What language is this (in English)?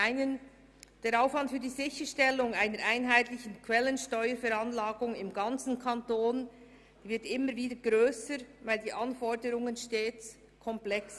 Swiss German